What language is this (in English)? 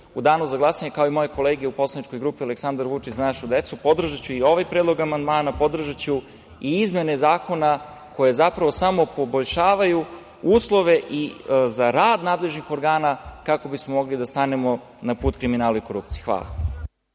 Serbian